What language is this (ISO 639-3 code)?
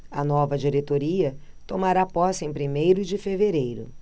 por